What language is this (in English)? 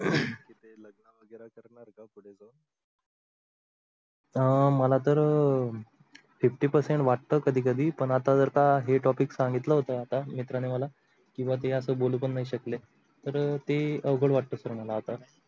Marathi